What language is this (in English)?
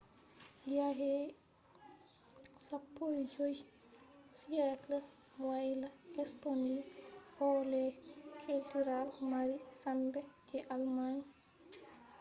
Fula